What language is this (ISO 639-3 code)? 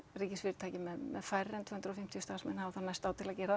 isl